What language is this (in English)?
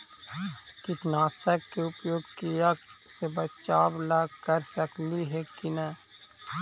Magahi